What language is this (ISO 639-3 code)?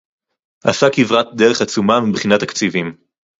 heb